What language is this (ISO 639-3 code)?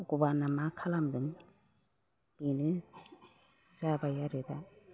brx